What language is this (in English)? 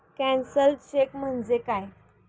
Marathi